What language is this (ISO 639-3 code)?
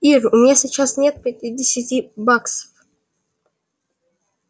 rus